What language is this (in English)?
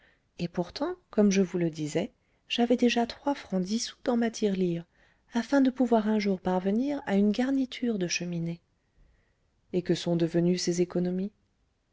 French